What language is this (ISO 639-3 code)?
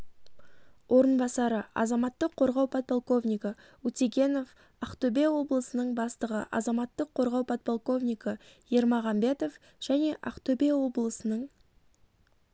kaz